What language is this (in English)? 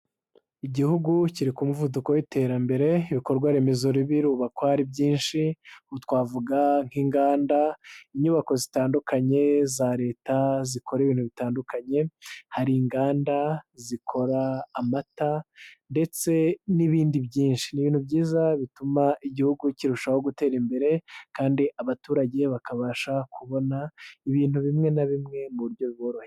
Kinyarwanda